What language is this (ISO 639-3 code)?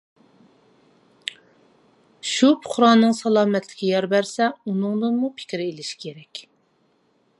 uig